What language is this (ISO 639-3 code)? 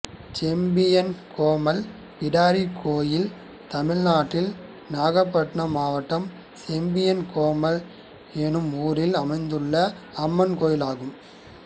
tam